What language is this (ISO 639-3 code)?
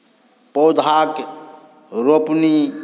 mai